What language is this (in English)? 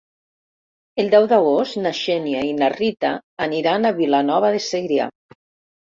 Catalan